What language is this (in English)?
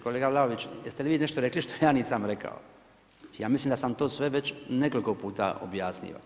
Croatian